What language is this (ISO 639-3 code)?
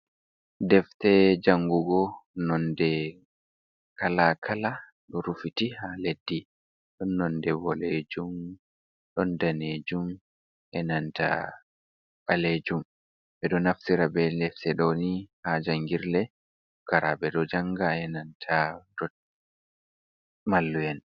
ful